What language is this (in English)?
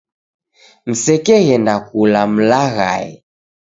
Taita